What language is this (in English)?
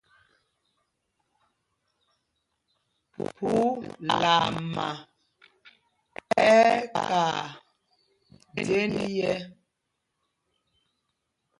Mpumpong